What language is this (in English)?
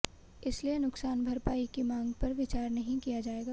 Hindi